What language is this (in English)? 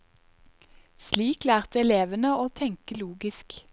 Norwegian